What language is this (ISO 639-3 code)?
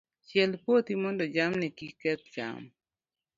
luo